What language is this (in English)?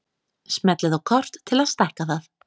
Icelandic